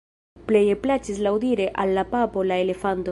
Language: Esperanto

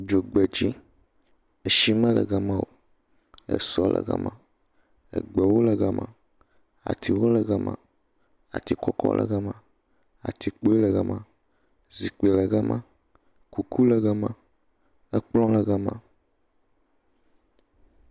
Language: Ewe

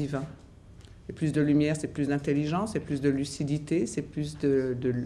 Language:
French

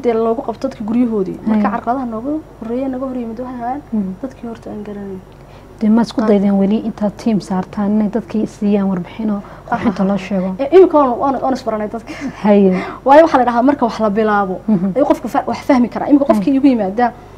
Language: Arabic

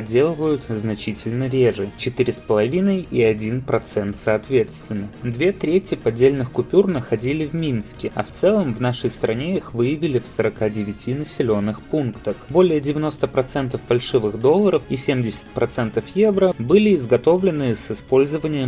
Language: Russian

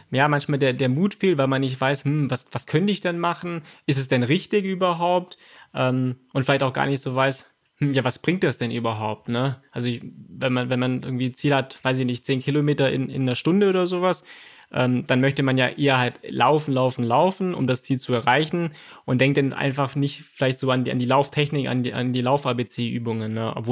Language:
German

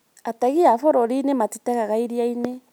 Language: Kikuyu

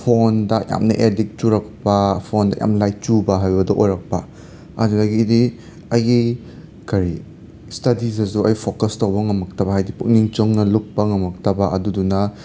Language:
Manipuri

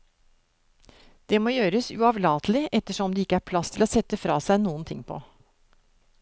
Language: Norwegian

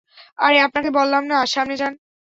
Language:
Bangla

